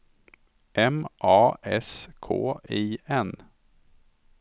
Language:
Swedish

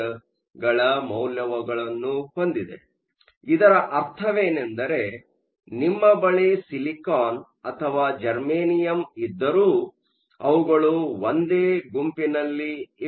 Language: Kannada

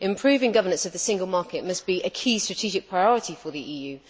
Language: English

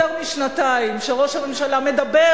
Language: Hebrew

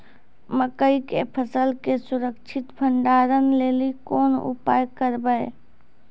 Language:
Maithili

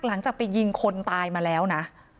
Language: Thai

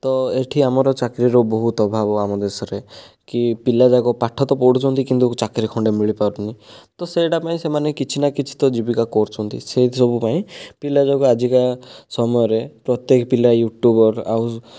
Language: Odia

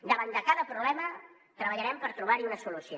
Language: Catalan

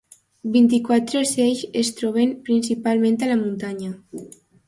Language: Catalan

